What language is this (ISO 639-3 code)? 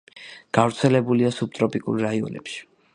kat